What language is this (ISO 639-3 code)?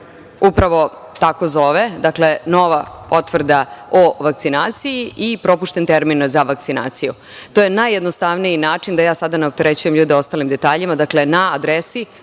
srp